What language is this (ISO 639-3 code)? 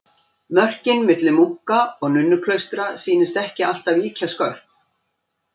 isl